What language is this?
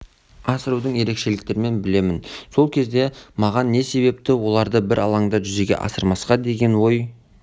Kazakh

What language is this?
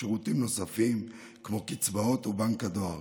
Hebrew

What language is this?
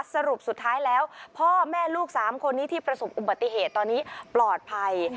Thai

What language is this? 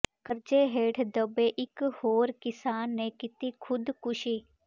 Punjabi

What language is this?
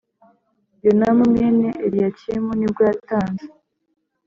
Kinyarwanda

